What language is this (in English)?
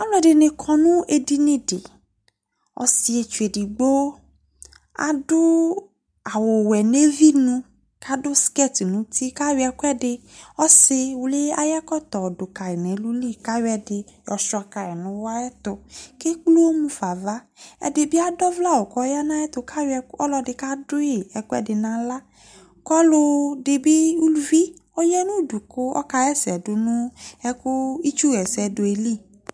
Ikposo